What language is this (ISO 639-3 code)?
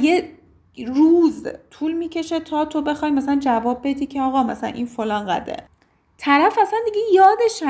fas